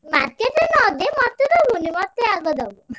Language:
Odia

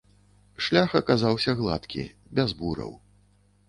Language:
Belarusian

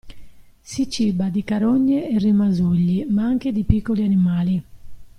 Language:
Italian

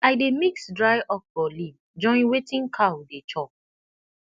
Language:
Nigerian Pidgin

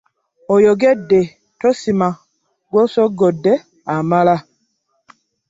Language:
Ganda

